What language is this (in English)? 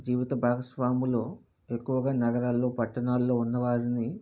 Telugu